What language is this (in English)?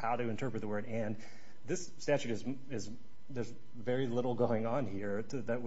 English